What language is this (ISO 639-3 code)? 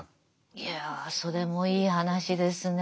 jpn